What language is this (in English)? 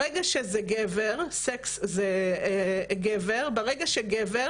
Hebrew